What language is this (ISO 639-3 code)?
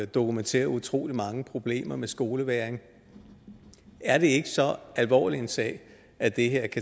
dan